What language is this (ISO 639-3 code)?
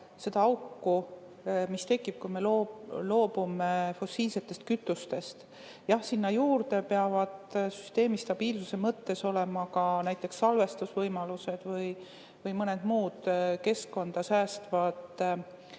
est